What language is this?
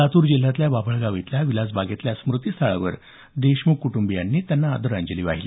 Marathi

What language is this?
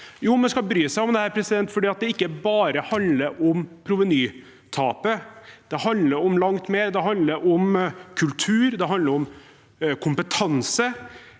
Norwegian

